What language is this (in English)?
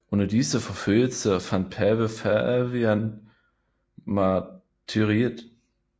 Danish